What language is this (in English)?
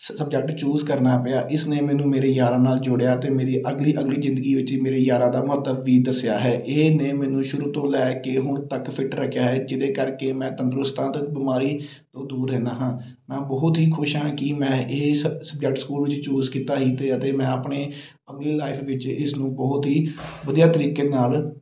Punjabi